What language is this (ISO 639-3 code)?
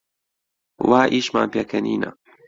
ckb